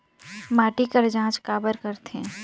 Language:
Chhattisgarhi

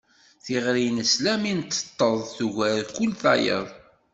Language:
Kabyle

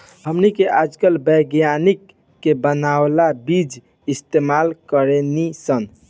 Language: Bhojpuri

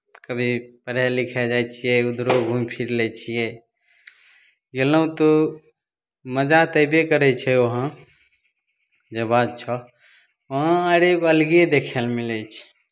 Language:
Maithili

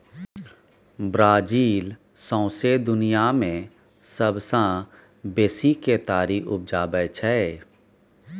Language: Maithili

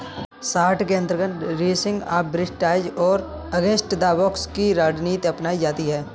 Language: Hindi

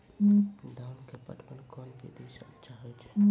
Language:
Maithili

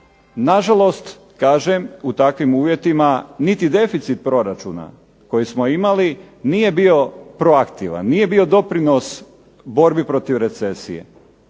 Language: Croatian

